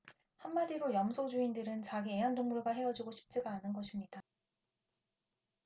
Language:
Korean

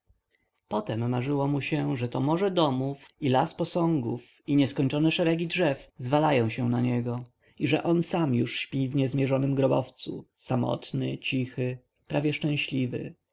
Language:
Polish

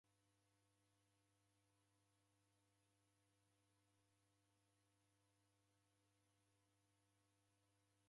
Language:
Taita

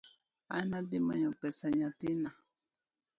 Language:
Luo (Kenya and Tanzania)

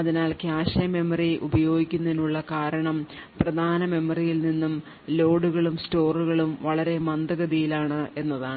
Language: Malayalam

